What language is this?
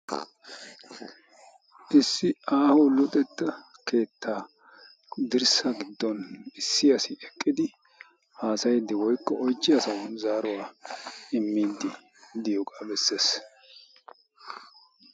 Wolaytta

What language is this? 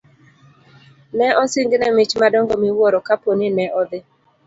Luo (Kenya and Tanzania)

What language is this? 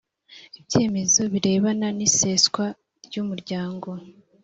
Kinyarwanda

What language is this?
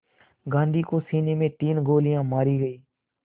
Hindi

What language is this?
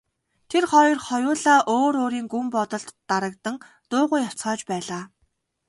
Mongolian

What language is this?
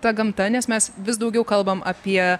Lithuanian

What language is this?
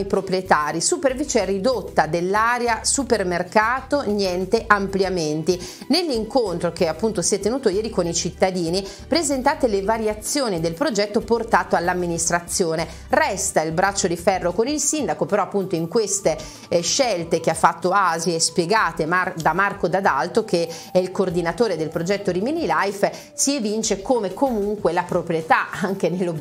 Italian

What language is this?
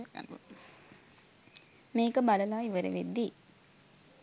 Sinhala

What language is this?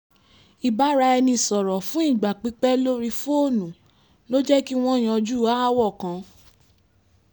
Yoruba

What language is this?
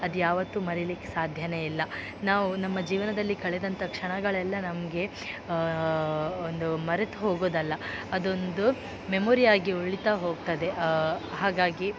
Kannada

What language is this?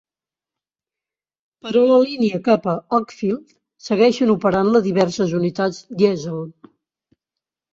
Catalan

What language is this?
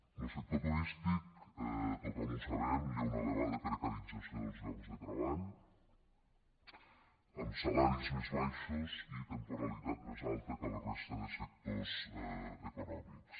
Catalan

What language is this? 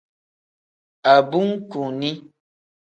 Tem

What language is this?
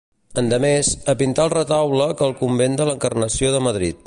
Catalan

